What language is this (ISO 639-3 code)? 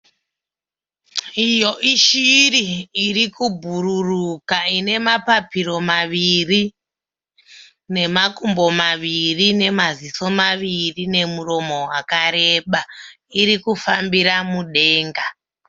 sna